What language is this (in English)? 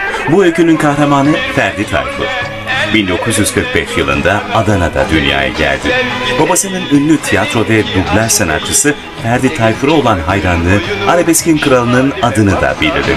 Turkish